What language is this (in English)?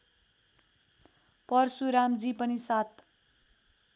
Nepali